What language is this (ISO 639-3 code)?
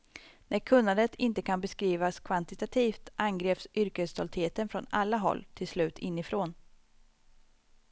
swe